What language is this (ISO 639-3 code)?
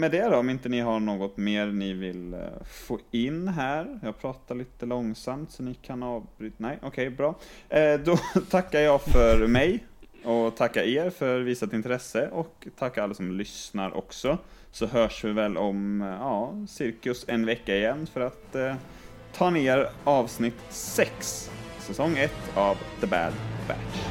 swe